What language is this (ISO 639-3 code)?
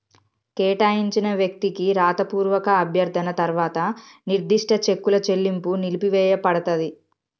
tel